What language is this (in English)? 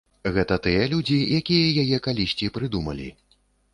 Belarusian